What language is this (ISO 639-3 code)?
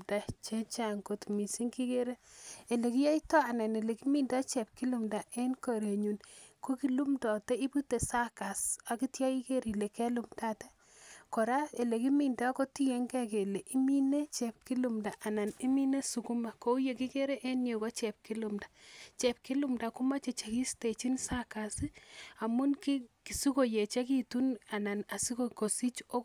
kln